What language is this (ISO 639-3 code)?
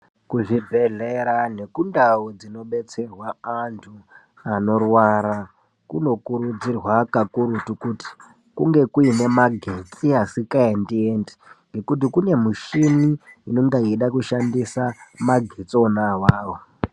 ndc